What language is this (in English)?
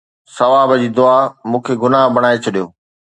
Sindhi